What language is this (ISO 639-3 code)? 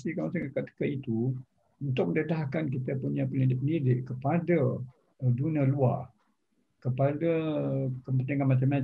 msa